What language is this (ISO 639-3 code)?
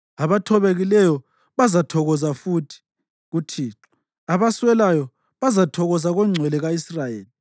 nde